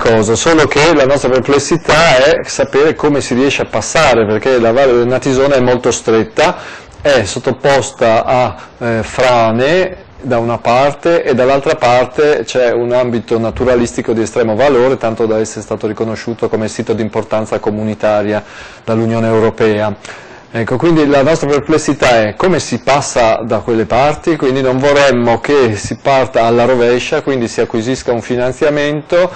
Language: Italian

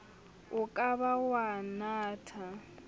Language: Southern Sotho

